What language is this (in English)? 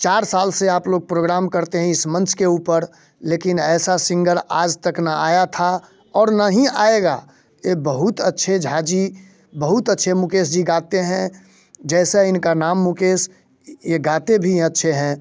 Hindi